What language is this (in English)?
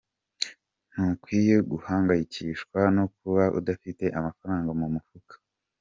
Kinyarwanda